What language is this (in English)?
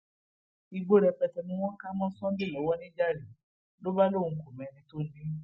Yoruba